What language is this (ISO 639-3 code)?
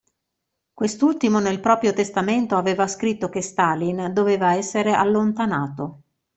ita